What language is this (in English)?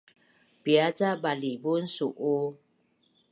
Bunun